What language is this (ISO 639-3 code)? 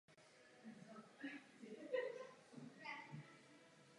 ces